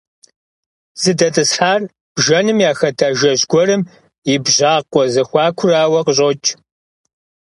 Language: Kabardian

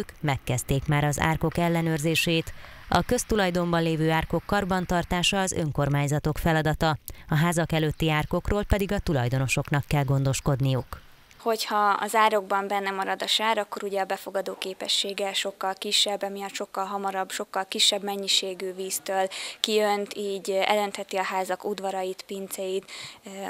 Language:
Hungarian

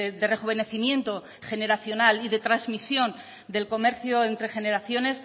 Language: Spanish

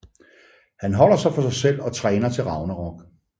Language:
Danish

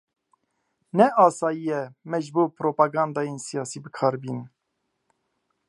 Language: Kurdish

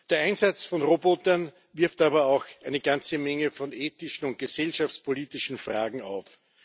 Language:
German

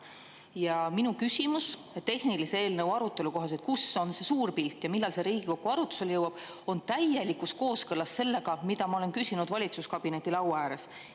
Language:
Estonian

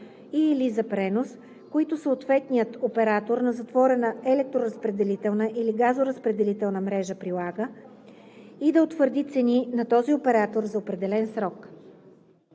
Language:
Bulgarian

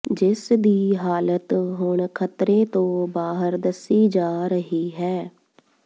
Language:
Punjabi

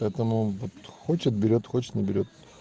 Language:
Russian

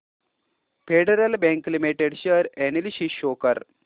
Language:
Marathi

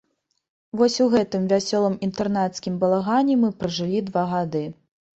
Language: Belarusian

